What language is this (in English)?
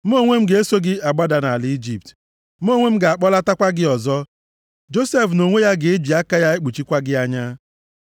Igbo